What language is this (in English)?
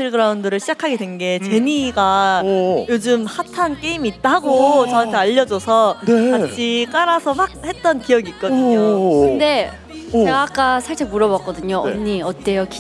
Korean